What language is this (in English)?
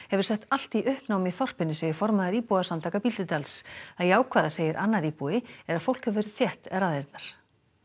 Icelandic